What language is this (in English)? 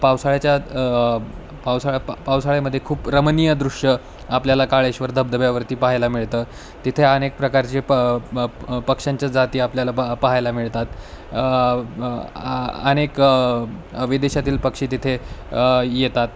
Marathi